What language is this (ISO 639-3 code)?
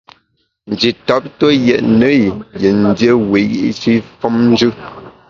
bax